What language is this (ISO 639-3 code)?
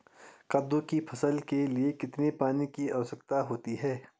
hin